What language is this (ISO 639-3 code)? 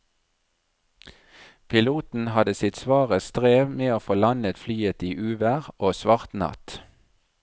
nor